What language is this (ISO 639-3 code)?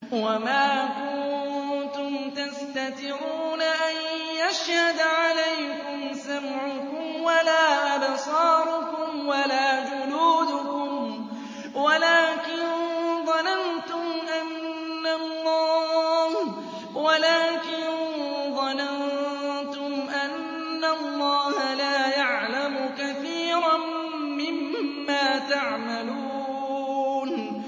ara